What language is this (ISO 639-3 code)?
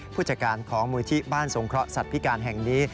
tha